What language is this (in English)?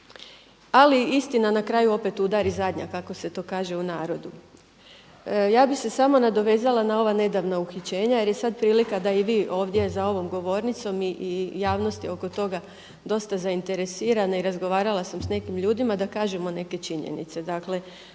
Croatian